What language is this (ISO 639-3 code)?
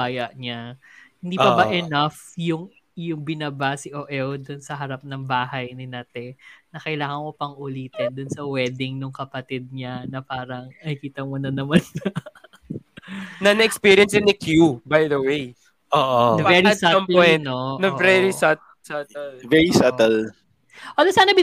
fil